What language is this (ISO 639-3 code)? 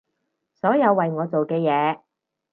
yue